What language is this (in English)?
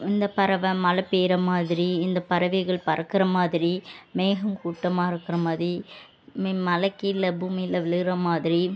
Tamil